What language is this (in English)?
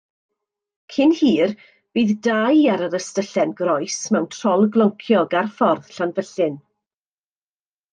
Welsh